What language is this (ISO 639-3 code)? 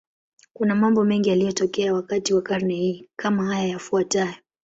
swa